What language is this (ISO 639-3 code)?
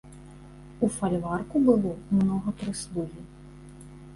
bel